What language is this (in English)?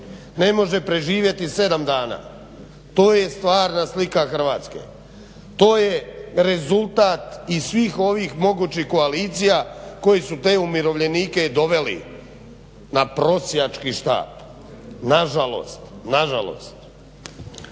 Croatian